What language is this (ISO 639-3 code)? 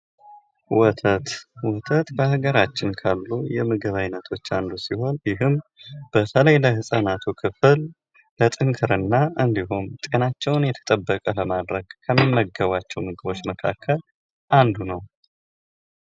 amh